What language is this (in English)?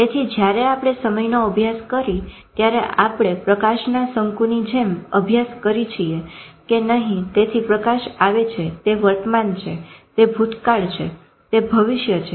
Gujarati